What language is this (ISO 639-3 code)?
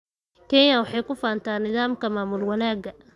som